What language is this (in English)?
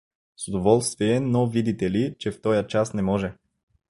Bulgarian